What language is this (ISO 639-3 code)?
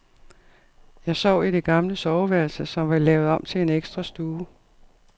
dan